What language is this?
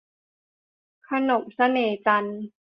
Thai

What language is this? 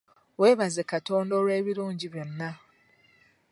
Ganda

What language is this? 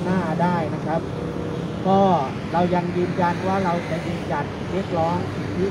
Thai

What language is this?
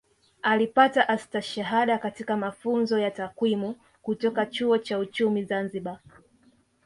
Swahili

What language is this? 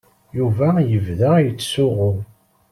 Kabyle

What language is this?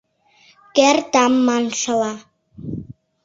Mari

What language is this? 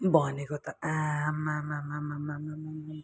Nepali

